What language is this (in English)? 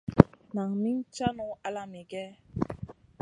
Masana